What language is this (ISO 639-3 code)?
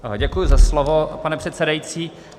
ces